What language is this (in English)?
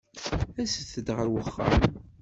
Kabyle